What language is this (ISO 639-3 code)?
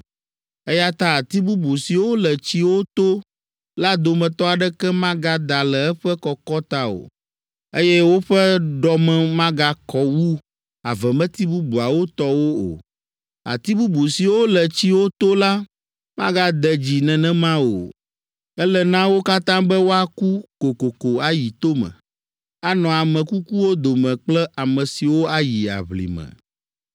ewe